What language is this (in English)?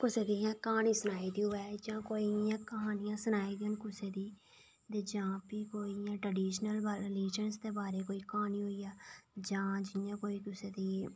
Dogri